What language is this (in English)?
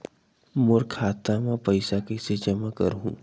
Chhattisgarhi